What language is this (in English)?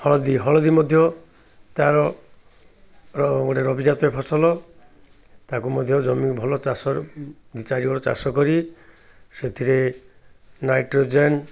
Odia